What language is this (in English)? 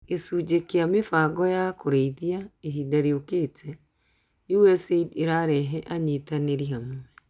Kikuyu